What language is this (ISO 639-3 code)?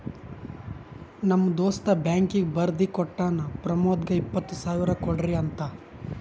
kan